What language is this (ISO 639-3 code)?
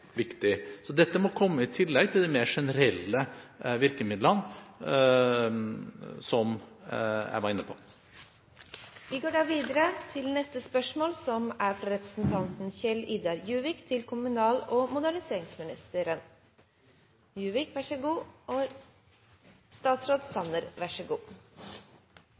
nor